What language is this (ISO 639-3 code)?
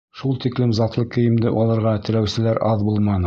bak